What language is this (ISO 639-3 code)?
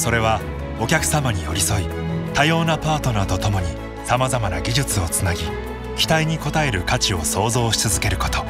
jpn